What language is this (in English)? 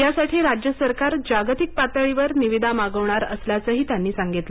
Marathi